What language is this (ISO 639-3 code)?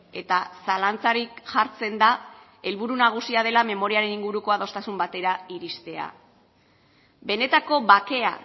eus